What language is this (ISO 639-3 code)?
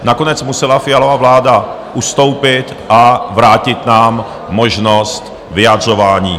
ces